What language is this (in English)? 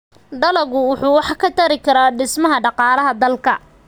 Somali